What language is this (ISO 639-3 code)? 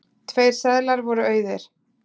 isl